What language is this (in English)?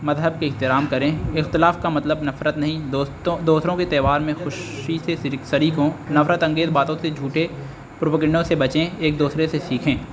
Urdu